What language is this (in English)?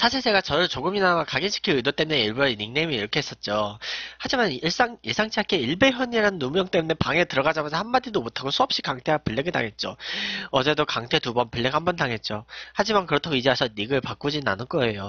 Korean